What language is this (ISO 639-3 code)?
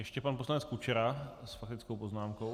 ces